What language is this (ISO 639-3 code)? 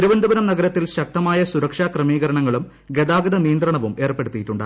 mal